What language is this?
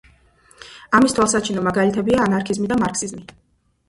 Georgian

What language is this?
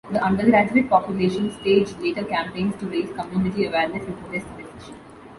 English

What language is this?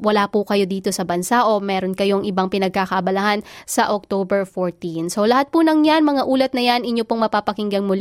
Filipino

